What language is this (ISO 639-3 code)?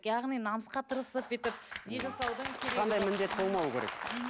kaz